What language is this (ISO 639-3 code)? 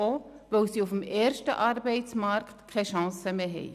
gsw